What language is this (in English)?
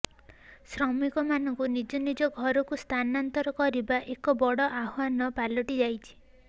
Odia